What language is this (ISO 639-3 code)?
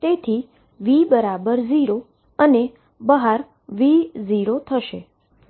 guj